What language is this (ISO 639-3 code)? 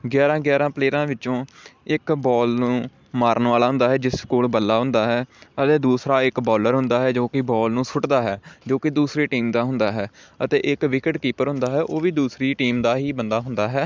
pan